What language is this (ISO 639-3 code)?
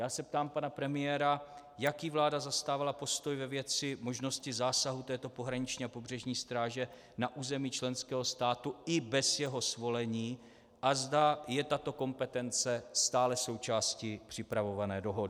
ces